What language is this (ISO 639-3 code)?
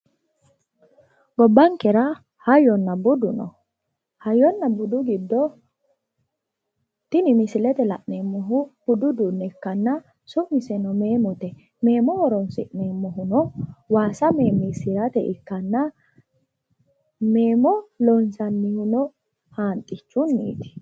sid